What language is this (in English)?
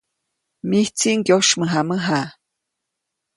Copainalá Zoque